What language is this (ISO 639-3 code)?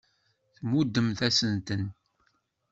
kab